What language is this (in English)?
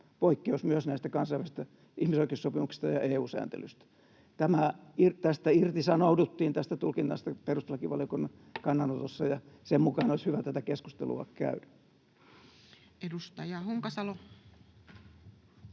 Finnish